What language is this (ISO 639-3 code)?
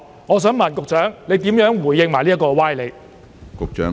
yue